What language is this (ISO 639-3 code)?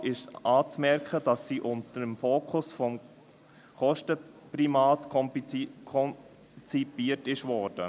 gsw